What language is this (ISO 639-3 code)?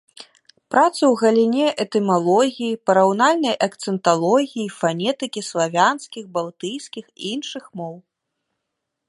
bel